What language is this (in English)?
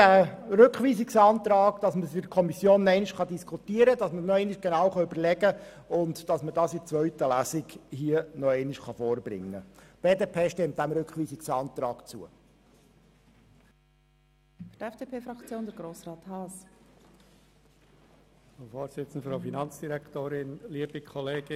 Swiss German